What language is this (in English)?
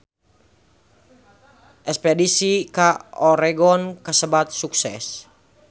Sundanese